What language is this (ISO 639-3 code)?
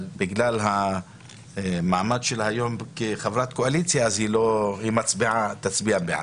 heb